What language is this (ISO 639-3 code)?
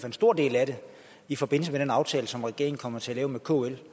dan